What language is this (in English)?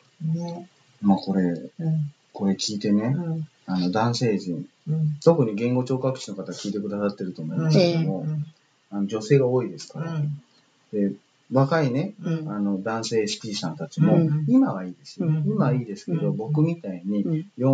Japanese